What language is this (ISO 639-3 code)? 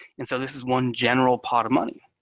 eng